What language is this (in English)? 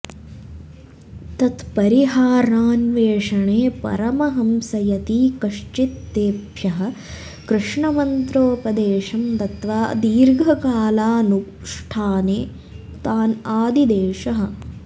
Sanskrit